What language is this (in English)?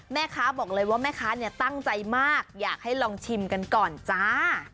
Thai